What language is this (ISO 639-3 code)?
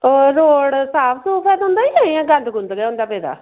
doi